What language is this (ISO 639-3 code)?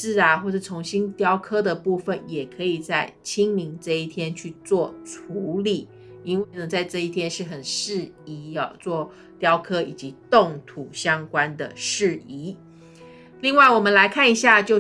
zho